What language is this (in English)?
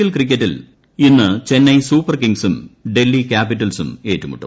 Malayalam